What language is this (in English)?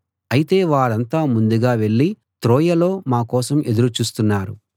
Telugu